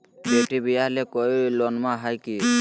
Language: Magahi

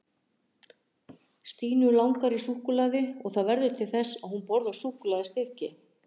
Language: Icelandic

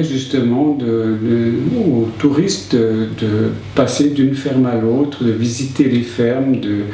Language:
French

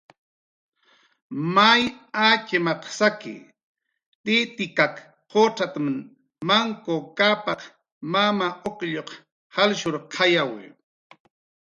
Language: Jaqaru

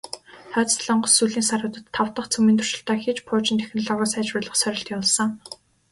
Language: Mongolian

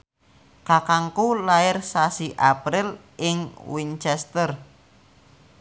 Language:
Javanese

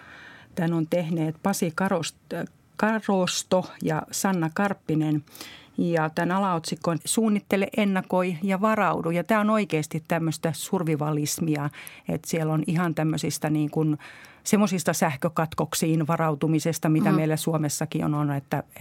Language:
Finnish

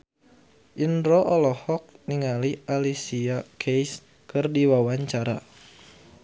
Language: Sundanese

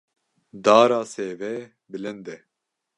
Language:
Kurdish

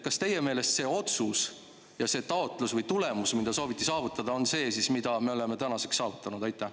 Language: Estonian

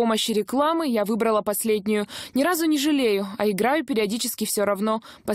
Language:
Russian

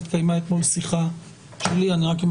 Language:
Hebrew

